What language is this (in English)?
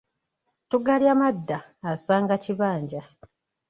Ganda